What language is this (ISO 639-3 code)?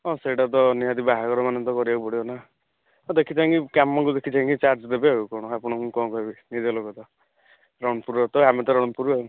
ori